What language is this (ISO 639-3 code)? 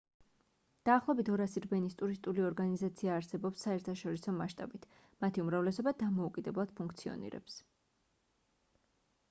kat